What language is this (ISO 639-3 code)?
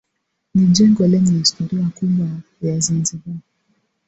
swa